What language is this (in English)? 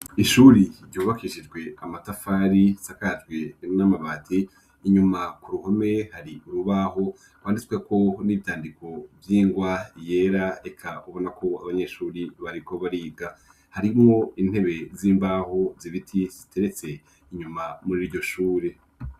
Rundi